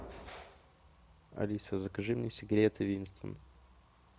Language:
Russian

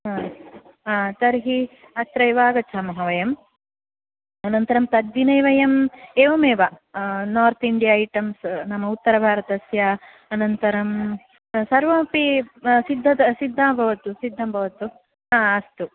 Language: Sanskrit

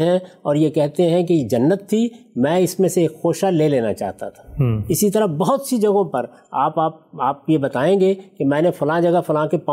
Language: Urdu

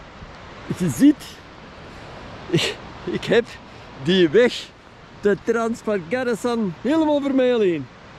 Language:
Dutch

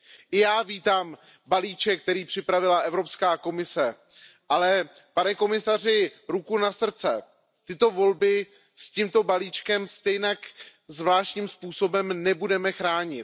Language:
Czech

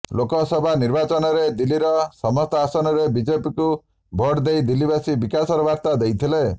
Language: Odia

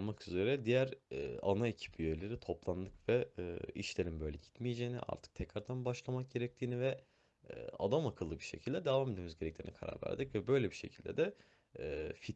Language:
Turkish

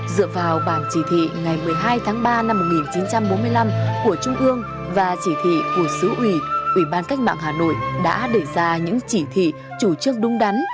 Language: Vietnamese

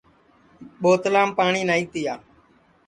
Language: Sansi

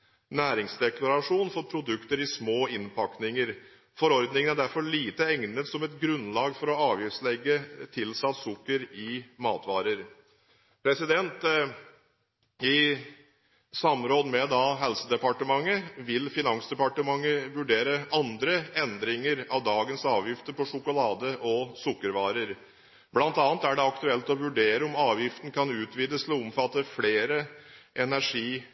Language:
Norwegian Bokmål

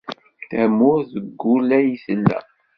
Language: Kabyle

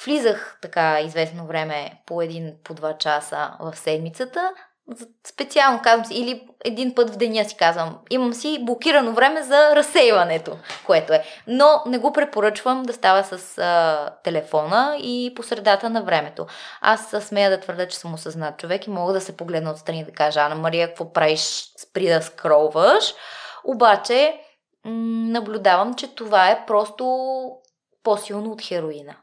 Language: Bulgarian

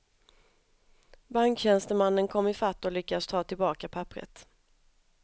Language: Swedish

